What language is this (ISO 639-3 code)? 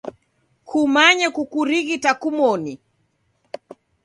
dav